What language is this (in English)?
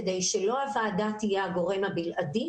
Hebrew